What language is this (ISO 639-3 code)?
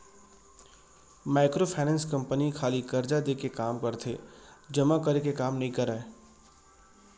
hne